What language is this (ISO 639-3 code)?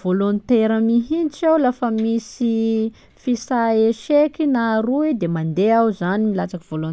skg